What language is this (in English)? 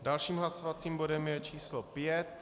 Czech